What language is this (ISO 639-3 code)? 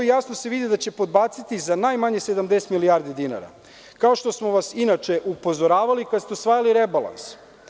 srp